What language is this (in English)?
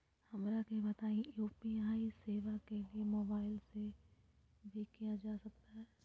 Magahi